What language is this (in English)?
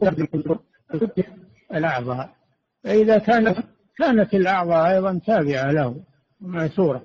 Arabic